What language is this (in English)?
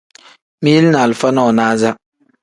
Tem